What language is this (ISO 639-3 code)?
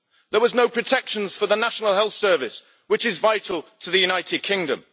eng